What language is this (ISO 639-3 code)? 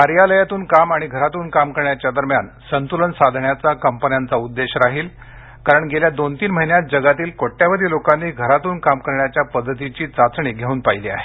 mar